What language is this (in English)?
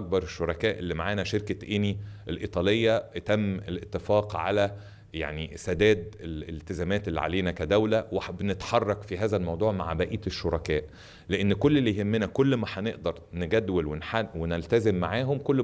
Arabic